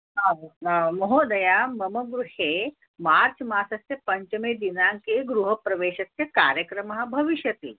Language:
Sanskrit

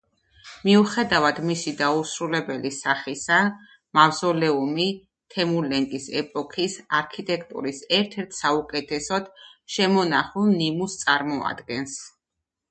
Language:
Georgian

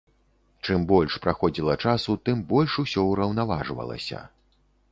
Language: Belarusian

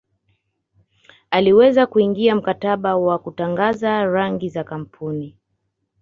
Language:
Swahili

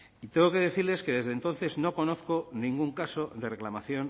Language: Spanish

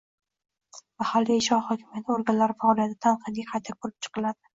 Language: Uzbek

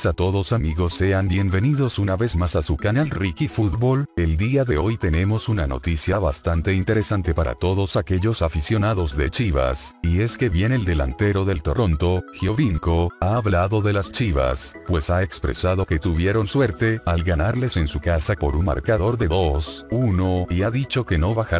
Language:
Spanish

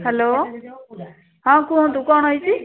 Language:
Odia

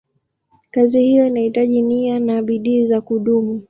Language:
Swahili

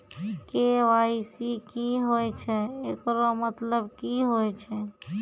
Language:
Maithili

